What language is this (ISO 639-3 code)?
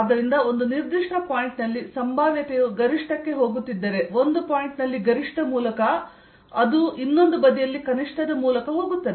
kan